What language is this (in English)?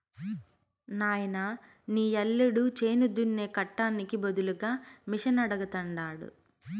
Telugu